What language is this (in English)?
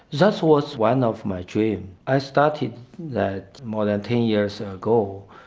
English